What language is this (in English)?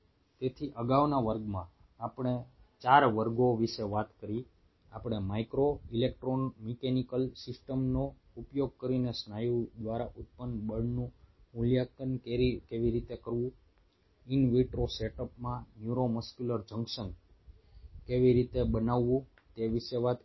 Gujarati